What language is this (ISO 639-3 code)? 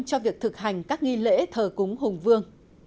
vie